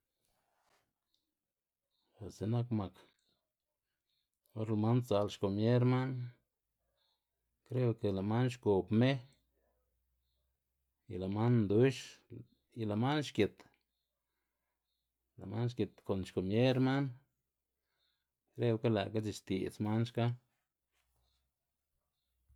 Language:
Xanaguía Zapotec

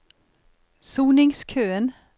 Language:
Norwegian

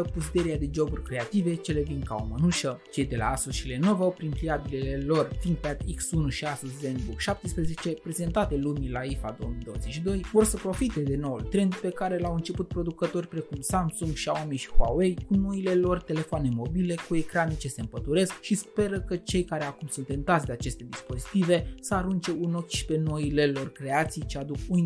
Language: Romanian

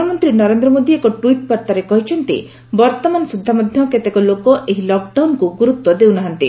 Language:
Odia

